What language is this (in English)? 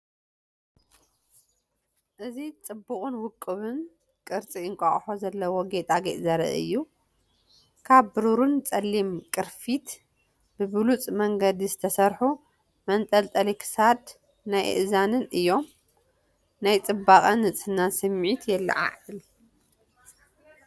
Tigrinya